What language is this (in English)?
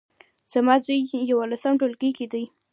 Pashto